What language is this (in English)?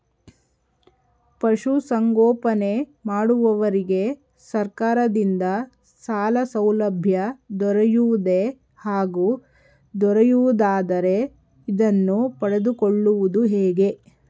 Kannada